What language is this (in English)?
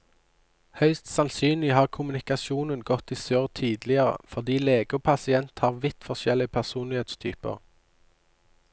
Norwegian